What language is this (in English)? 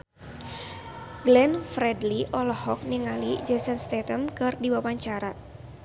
Sundanese